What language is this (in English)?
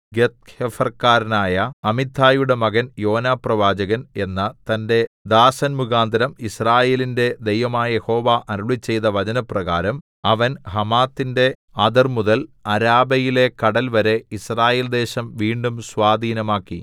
Malayalam